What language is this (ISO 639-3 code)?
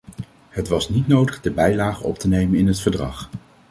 nld